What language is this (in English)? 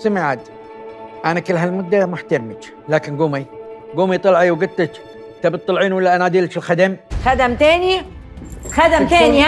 Arabic